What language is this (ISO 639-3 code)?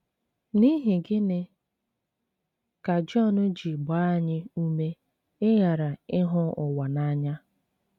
ibo